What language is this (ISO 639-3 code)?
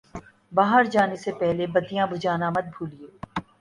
urd